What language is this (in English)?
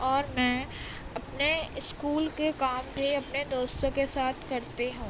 Urdu